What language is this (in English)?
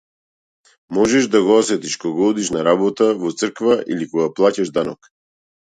Macedonian